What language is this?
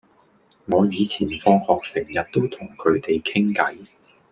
Cantonese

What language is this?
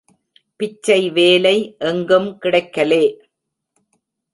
Tamil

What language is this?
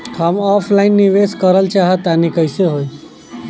Bhojpuri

